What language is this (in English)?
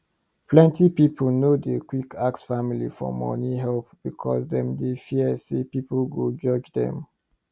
Nigerian Pidgin